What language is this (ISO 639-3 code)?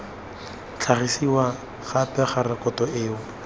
tsn